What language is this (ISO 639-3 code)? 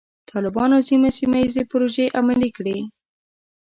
pus